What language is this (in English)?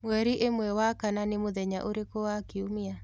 Kikuyu